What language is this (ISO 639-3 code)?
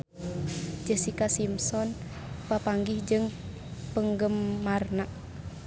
sun